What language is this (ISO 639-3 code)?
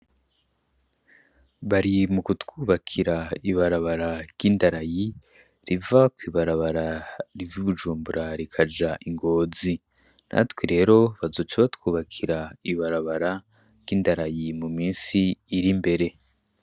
run